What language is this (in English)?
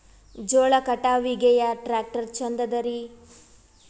Kannada